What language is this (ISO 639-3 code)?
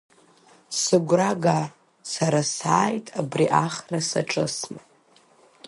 abk